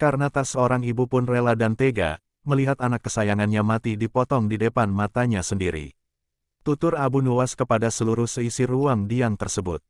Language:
Indonesian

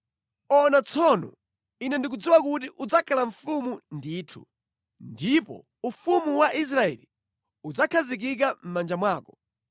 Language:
Nyanja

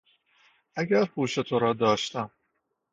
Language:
Persian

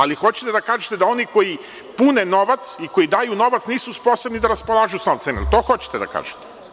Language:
Serbian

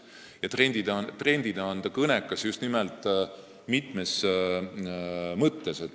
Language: Estonian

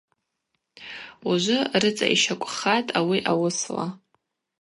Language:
Abaza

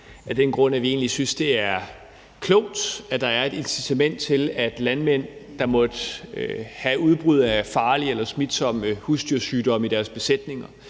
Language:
Danish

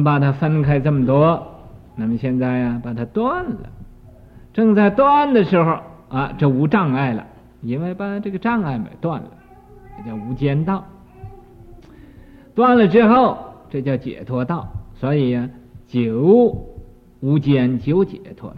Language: Chinese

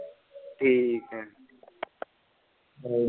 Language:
Punjabi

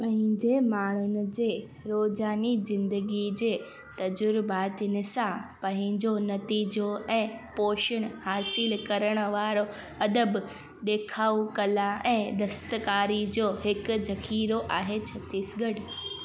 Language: Sindhi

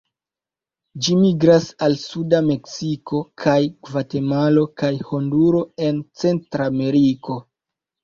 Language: Esperanto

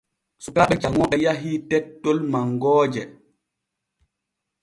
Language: Borgu Fulfulde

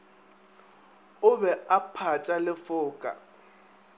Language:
Northern Sotho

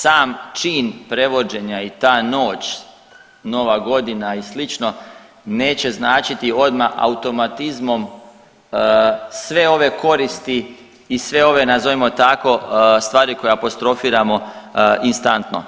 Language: Croatian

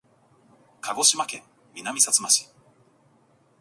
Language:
Japanese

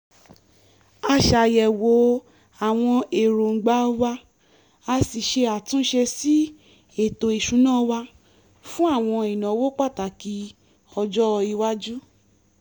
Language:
Yoruba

